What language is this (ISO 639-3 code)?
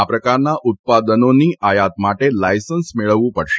guj